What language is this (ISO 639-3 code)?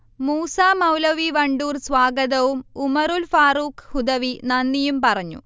mal